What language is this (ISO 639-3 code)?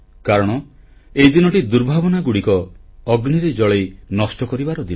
ori